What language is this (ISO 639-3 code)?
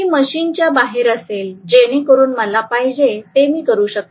mar